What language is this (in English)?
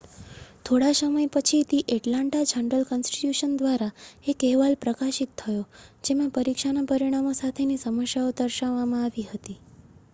Gujarati